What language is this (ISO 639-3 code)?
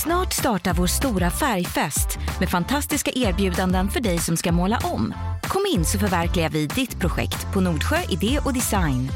swe